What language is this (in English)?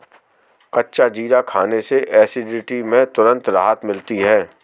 Hindi